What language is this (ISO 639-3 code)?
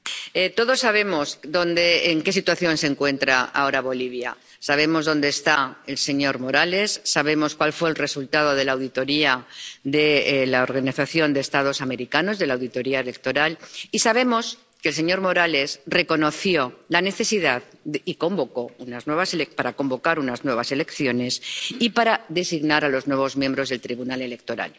spa